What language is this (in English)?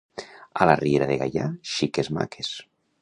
Catalan